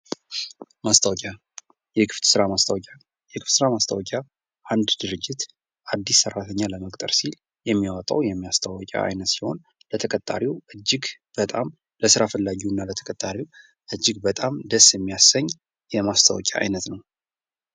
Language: Amharic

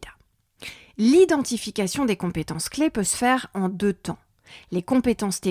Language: French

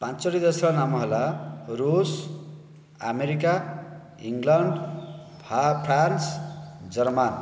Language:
Odia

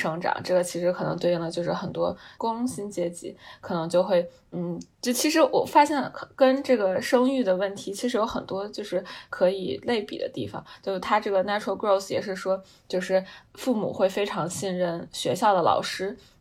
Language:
Chinese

